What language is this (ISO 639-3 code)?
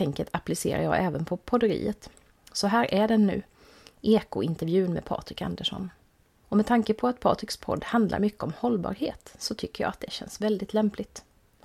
swe